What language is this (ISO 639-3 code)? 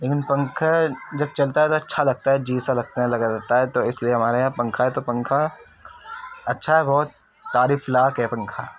urd